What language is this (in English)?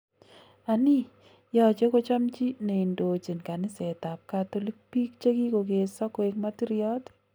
Kalenjin